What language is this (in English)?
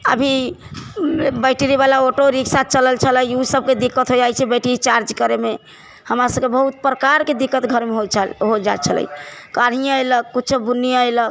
Maithili